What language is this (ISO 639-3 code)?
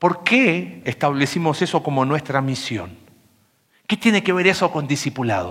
spa